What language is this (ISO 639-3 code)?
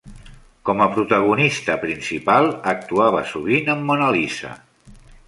cat